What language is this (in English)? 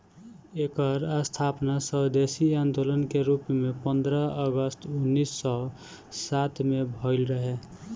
Bhojpuri